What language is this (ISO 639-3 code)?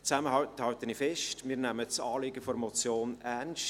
gsw